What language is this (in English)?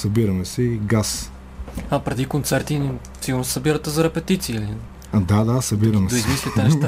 Bulgarian